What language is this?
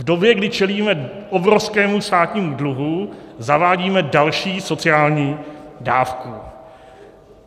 Czech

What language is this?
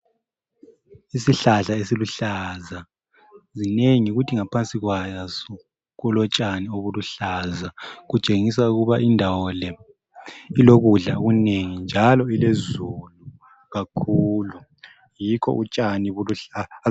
North Ndebele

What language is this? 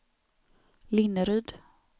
Swedish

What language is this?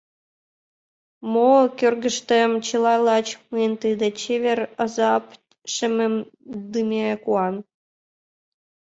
Mari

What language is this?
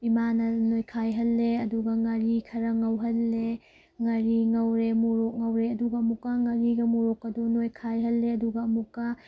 Manipuri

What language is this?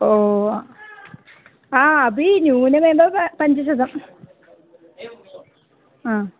Sanskrit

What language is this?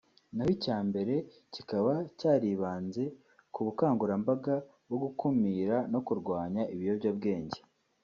Kinyarwanda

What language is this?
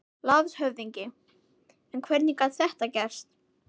Icelandic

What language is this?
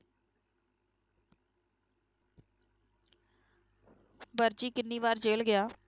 Punjabi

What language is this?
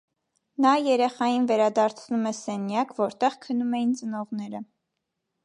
Armenian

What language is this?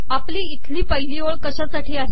Marathi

